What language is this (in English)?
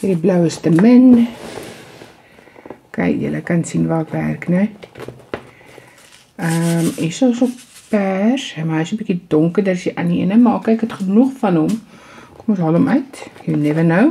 Dutch